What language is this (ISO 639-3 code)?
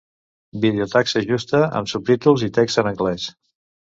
cat